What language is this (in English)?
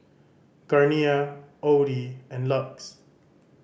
English